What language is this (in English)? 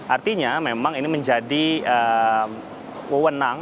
Indonesian